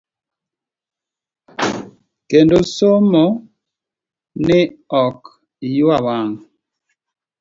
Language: Luo (Kenya and Tanzania)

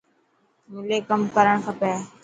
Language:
Dhatki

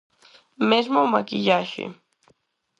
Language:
Galician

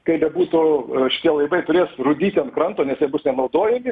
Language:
Lithuanian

